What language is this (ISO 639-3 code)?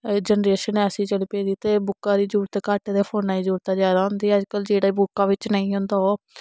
doi